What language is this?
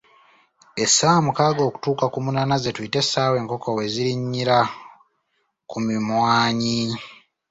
Ganda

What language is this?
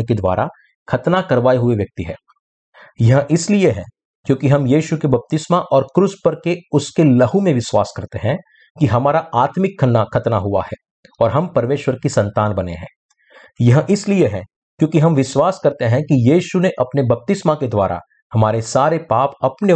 Hindi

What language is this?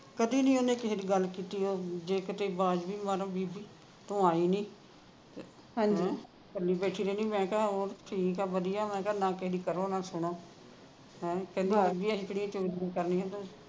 Punjabi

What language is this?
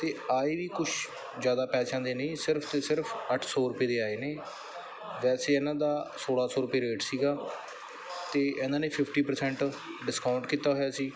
Punjabi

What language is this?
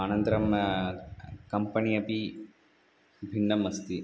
Sanskrit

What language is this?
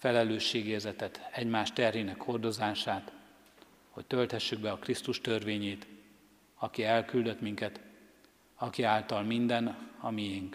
Hungarian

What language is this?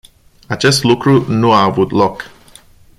Romanian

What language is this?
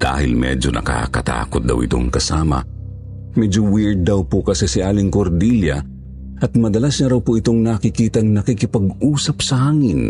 Filipino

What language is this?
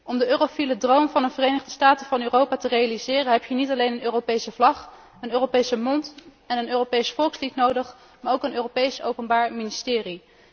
Dutch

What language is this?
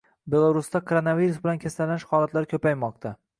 Uzbek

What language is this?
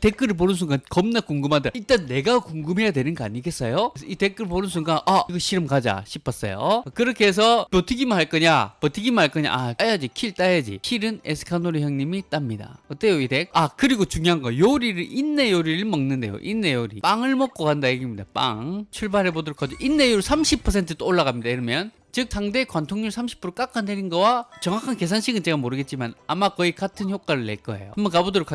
Korean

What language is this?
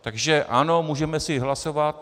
Czech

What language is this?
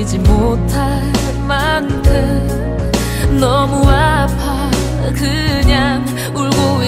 Korean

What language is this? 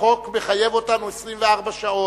Hebrew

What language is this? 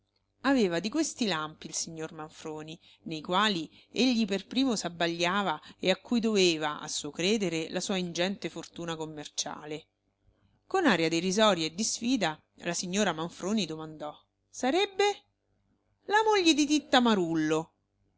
Italian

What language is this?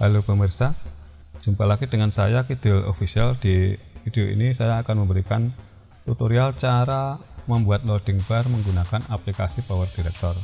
Indonesian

